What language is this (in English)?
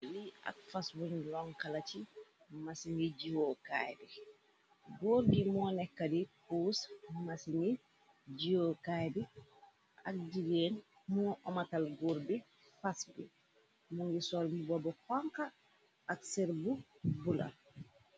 Wolof